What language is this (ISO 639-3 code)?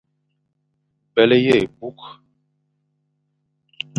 fan